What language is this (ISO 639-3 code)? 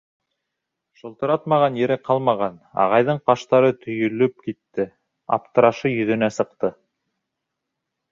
bak